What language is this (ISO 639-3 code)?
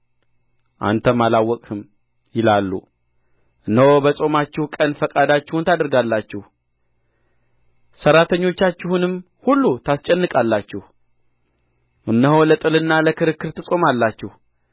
amh